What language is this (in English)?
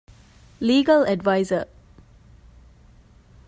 Divehi